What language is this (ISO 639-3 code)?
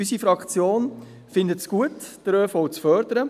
gsw